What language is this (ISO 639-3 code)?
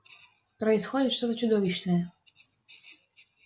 rus